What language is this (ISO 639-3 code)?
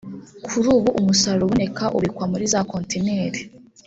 kin